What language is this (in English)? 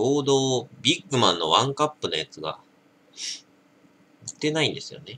Japanese